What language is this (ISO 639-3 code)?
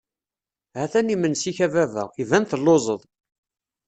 kab